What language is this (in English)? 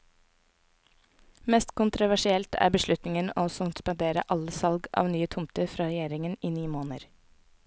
Norwegian